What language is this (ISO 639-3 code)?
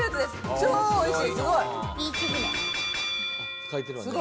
jpn